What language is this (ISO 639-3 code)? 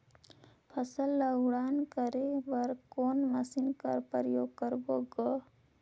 hne